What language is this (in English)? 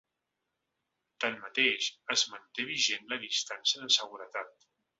Catalan